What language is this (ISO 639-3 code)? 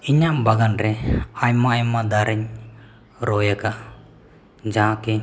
sat